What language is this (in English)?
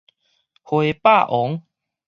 Min Nan Chinese